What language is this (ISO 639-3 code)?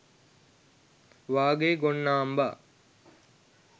sin